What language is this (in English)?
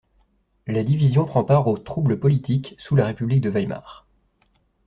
French